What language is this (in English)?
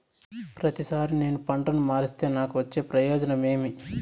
Telugu